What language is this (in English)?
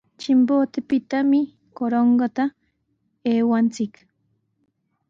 Sihuas Ancash Quechua